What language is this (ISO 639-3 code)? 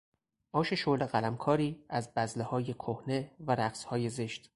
fas